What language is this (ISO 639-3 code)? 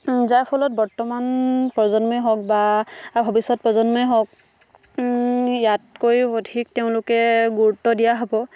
asm